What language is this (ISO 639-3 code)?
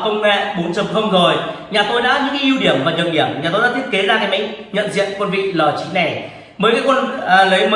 vie